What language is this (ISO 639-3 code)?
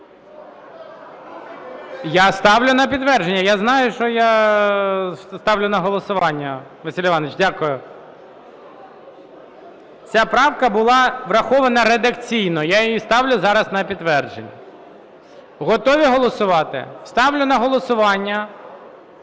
ukr